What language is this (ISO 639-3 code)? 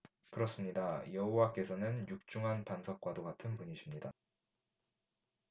kor